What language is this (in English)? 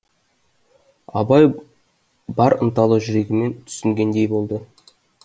Kazakh